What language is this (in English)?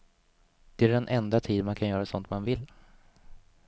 Swedish